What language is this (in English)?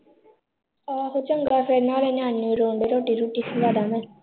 Punjabi